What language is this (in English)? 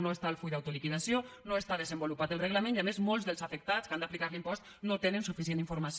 Catalan